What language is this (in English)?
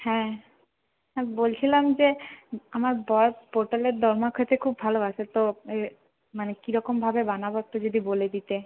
Bangla